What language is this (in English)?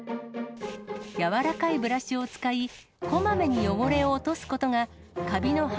Japanese